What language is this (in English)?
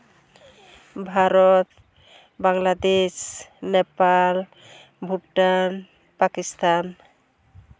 Santali